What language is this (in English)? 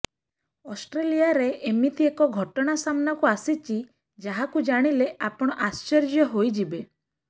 Odia